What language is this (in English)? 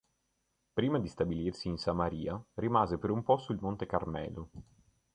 Italian